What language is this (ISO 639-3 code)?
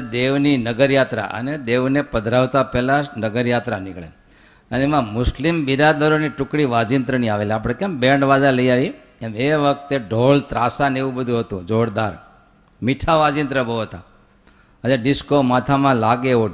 guj